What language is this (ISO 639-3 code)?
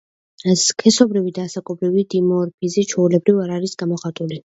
kat